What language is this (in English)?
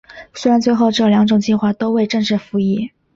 Chinese